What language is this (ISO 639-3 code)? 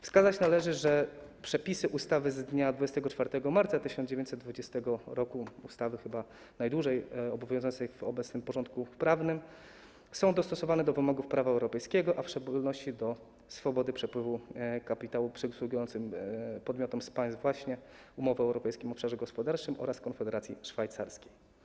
pol